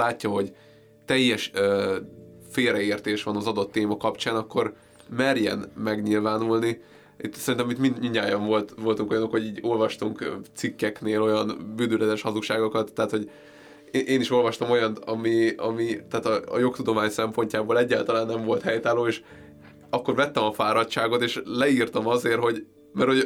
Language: Hungarian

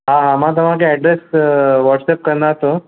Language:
Sindhi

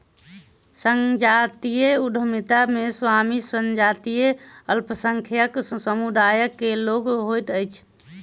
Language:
Maithili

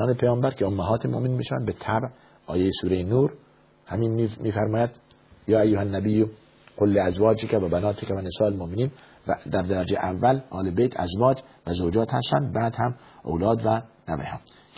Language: Persian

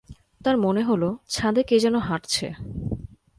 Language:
Bangla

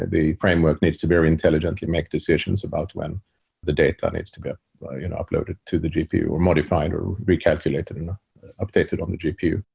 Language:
English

